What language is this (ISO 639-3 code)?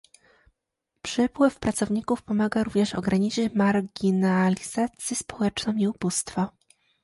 pol